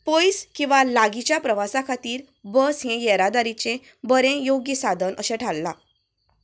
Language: Konkani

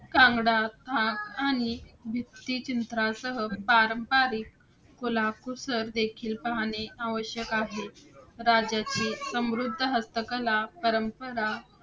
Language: Marathi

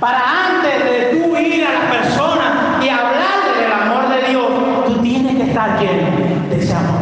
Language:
Spanish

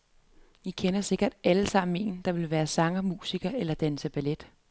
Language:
Danish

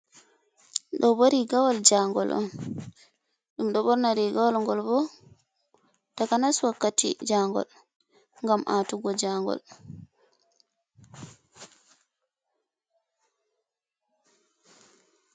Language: Fula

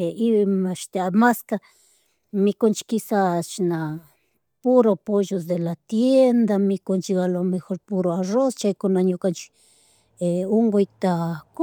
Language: Chimborazo Highland Quichua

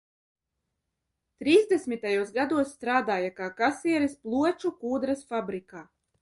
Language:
Latvian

